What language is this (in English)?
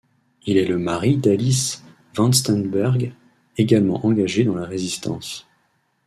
French